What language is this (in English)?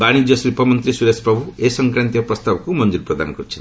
Odia